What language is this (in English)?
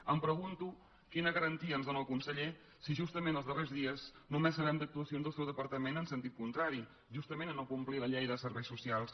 Catalan